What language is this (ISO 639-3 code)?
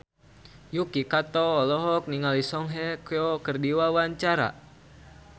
sun